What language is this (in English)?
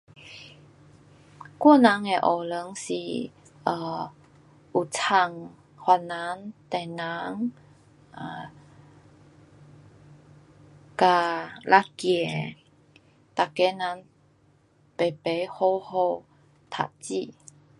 Pu-Xian Chinese